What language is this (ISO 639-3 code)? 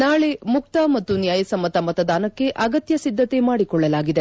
kan